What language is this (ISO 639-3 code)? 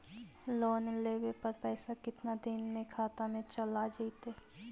mag